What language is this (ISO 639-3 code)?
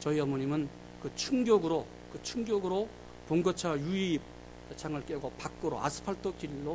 kor